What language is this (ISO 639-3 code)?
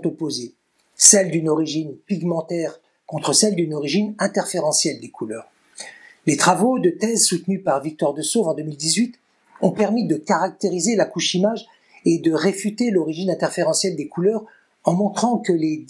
fra